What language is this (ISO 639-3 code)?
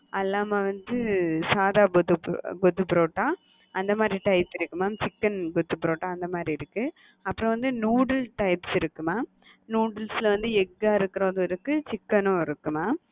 tam